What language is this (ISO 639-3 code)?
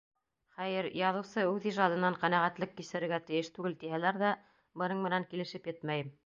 bak